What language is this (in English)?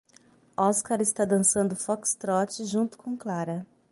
Portuguese